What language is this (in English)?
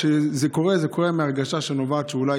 Hebrew